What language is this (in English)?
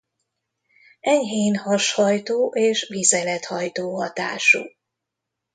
Hungarian